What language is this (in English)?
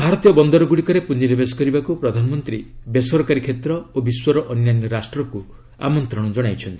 Odia